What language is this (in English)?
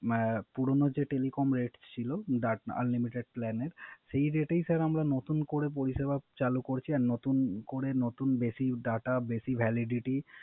Bangla